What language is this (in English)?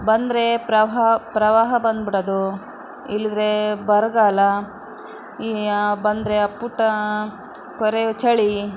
Kannada